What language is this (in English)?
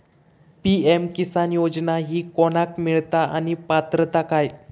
Marathi